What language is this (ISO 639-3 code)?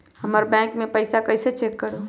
mag